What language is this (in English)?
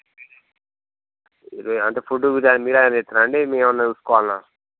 Telugu